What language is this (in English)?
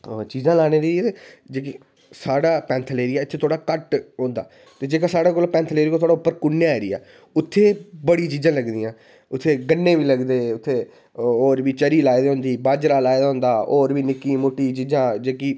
Dogri